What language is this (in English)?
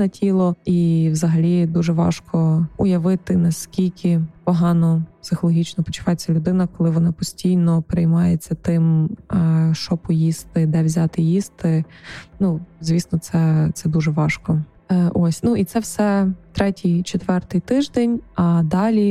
Ukrainian